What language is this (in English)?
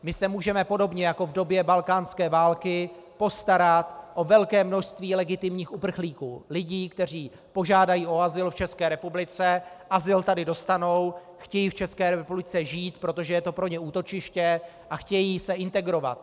Czech